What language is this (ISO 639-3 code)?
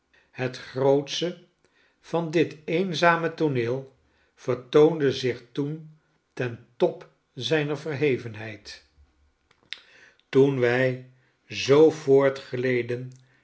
nld